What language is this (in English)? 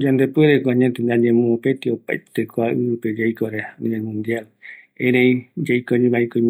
Eastern Bolivian Guaraní